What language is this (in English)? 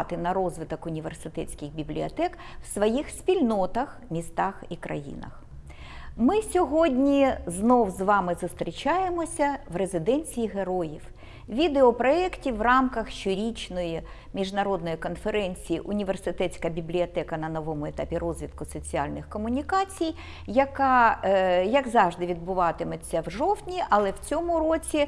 Ukrainian